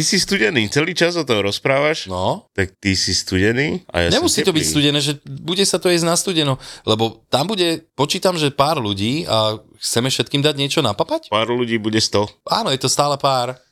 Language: Slovak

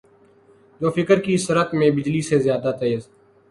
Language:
Urdu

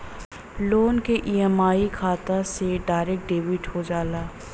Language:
Bhojpuri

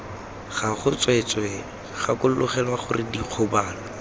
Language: Tswana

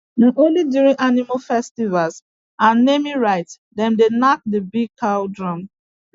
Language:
Nigerian Pidgin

